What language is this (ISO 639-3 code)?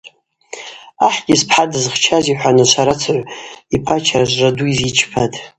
abq